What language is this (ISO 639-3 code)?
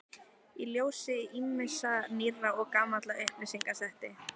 isl